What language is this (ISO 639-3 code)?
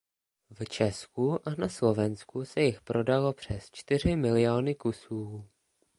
ces